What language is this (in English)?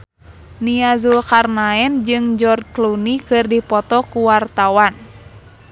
Sundanese